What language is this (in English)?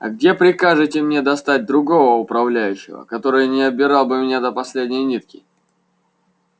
Russian